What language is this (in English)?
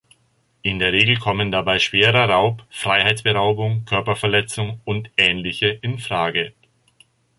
German